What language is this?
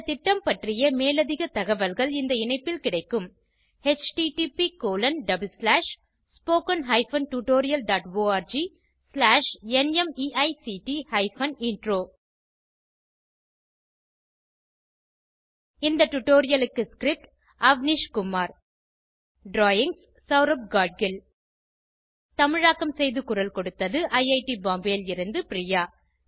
Tamil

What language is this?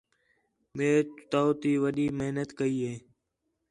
Khetrani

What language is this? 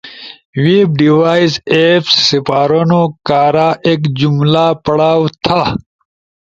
Ushojo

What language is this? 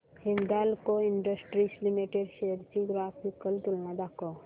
Marathi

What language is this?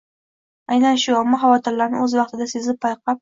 Uzbek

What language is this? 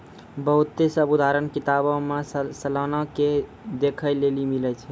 Maithili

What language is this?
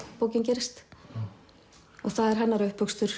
Icelandic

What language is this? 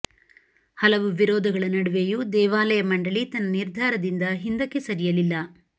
Kannada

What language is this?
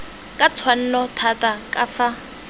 Tswana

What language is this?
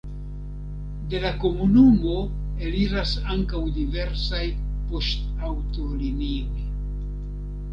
Esperanto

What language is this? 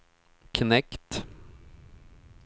Swedish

